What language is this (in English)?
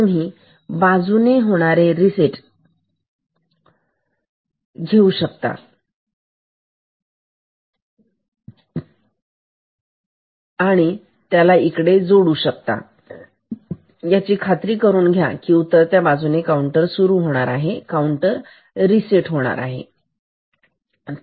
Marathi